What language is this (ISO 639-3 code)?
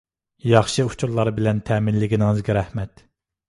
uig